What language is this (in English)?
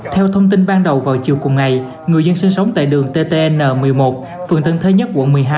Vietnamese